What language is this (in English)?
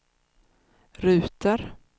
Swedish